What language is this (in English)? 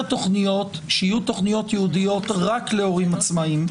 Hebrew